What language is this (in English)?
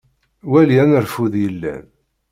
Kabyle